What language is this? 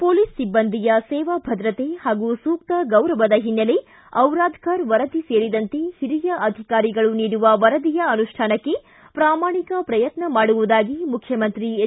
Kannada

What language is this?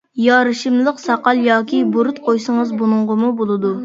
Uyghur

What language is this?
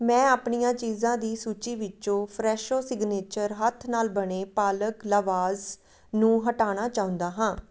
Punjabi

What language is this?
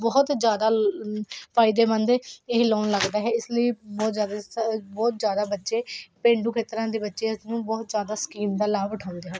Punjabi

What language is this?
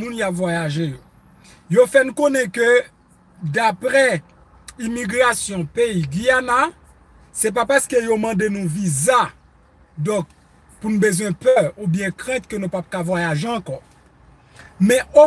French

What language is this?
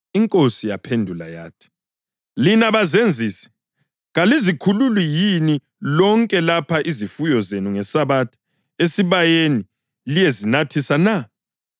North Ndebele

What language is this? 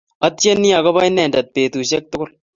Kalenjin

